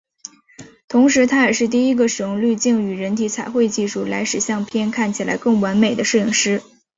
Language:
Chinese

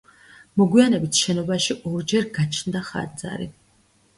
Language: Georgian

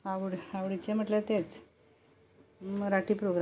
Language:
Konkani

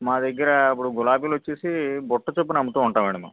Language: Telugu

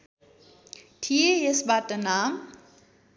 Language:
Nepali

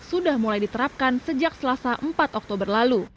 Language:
Indonesian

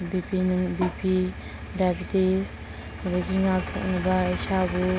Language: Manipuri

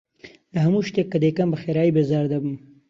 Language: Central Kurdish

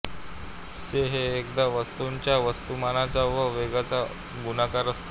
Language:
Marathi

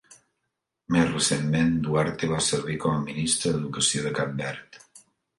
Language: Catalan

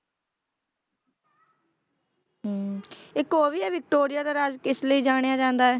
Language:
Punjabi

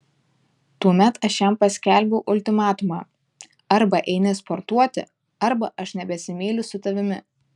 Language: Lithuanian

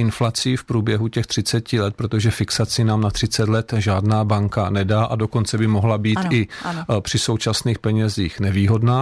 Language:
Czech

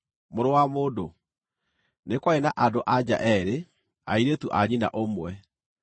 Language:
Kikuyu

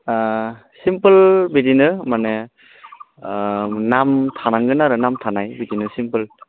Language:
Bodo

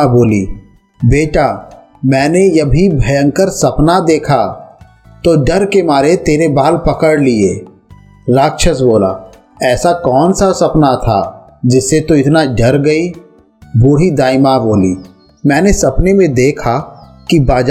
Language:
Hindi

